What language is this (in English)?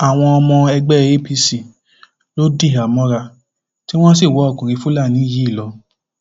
Yoruba